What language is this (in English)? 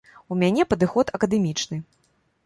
Belarusian